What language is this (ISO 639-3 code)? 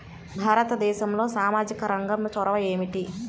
tel